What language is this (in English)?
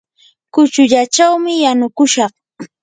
Yanahuanca Pasco Quechua